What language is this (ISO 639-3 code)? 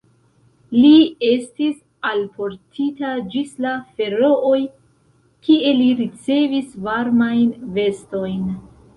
epo